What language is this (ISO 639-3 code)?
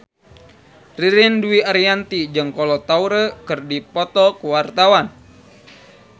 sun